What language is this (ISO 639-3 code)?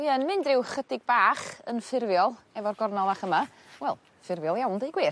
cym